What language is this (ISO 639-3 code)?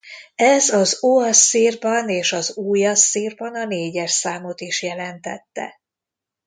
hun